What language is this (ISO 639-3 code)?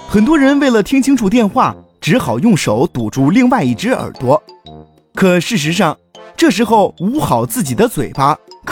zho